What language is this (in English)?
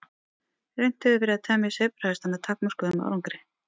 Icelandic